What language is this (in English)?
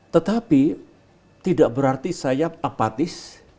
Indonesian